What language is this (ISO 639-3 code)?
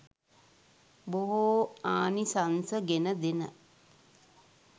sin